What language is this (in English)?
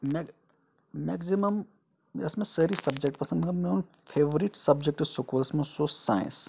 Kashmiri